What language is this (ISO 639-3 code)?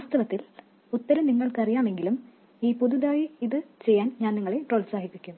mal